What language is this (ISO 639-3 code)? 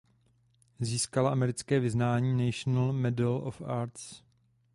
ces